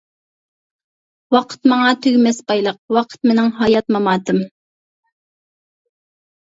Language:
Uyghur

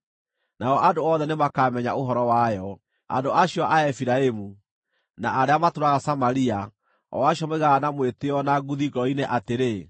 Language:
Kikuyu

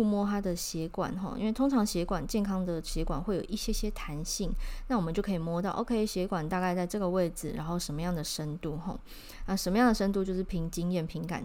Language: Chinese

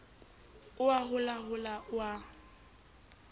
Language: Southern Sotho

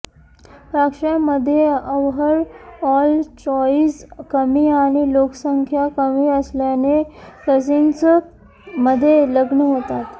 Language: Marathi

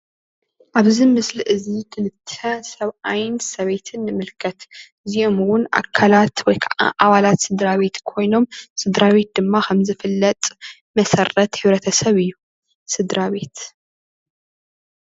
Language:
Tigrinya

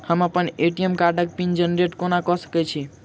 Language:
Maithili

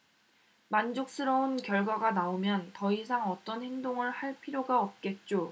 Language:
Korean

